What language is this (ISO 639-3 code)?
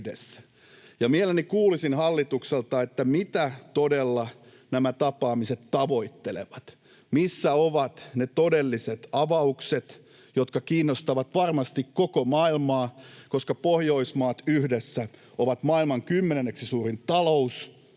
fin